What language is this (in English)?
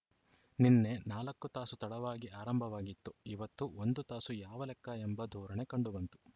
Kannada